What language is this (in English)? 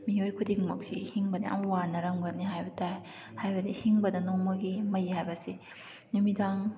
Manipuri